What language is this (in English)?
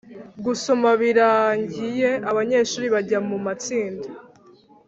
Kinyarwanda